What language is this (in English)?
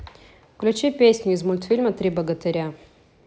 Russian